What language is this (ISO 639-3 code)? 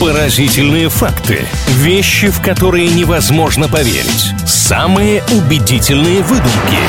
rus